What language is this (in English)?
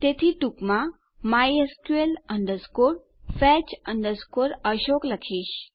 Gujarati